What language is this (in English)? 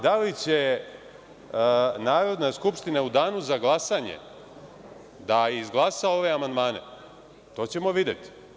Serbian